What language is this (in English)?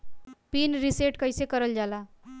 Bhojpuri